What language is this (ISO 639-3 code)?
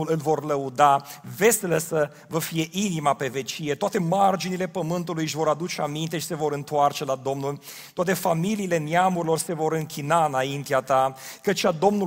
ron